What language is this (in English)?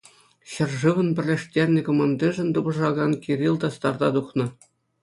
Chuvash